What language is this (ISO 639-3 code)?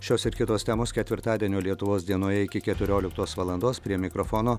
lit